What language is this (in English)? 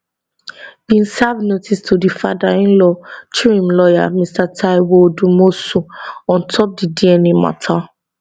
Nigerian Pidgin